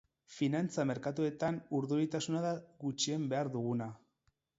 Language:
Basque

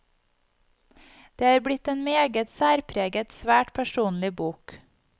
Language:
Norwegian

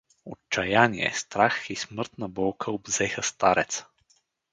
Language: Bulgarian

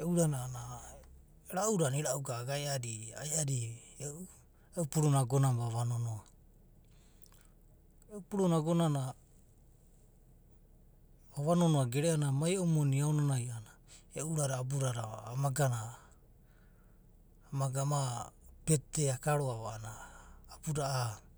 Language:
Abadi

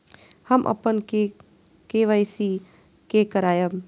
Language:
Maithili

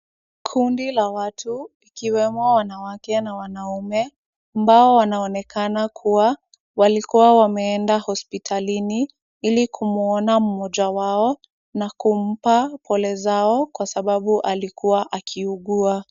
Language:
Swahili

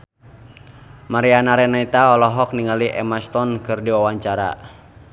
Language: Sundanese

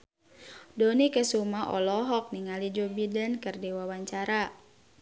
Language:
Sundanese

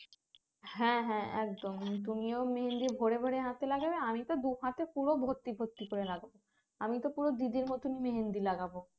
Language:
Bangla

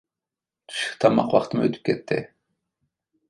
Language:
Uyghur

